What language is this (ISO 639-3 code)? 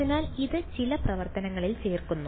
mal